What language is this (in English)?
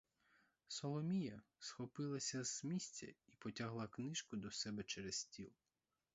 Ukrainian